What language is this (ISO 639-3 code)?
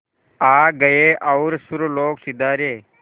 hin